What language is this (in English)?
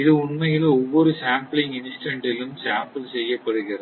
Tamil